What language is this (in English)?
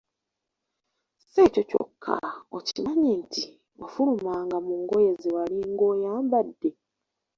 Ganda